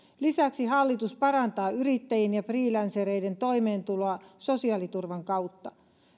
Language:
Finnish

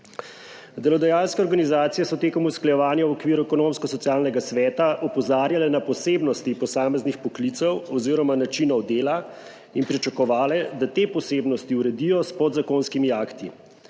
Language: Slovenian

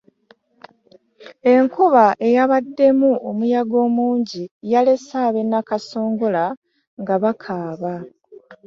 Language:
Ganda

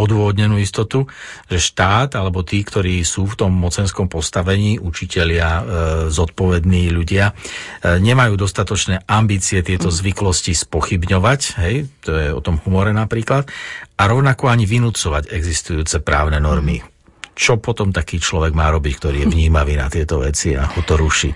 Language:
Slovak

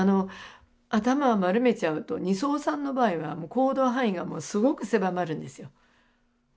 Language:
Japanese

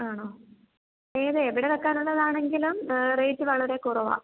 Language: Malayalam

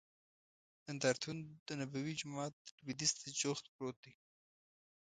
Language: Pashto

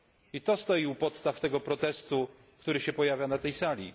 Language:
Polish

